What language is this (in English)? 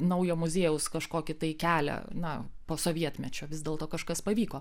Lithuanian